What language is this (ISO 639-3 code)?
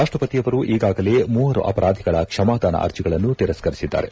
kan